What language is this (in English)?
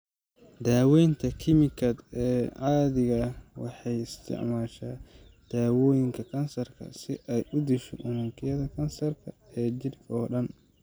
Somali